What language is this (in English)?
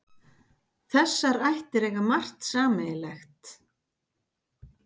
Icelandic